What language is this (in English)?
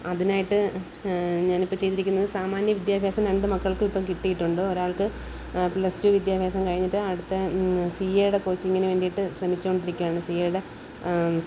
Malayalam